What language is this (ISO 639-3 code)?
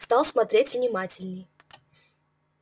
rus